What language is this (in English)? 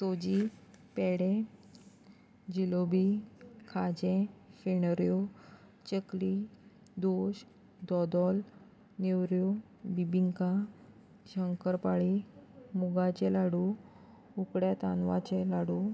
Konkani